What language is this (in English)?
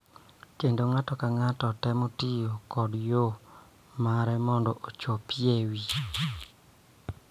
Luo (Kenya and Tanzania)